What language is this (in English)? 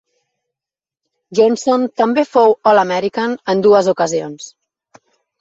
Catalan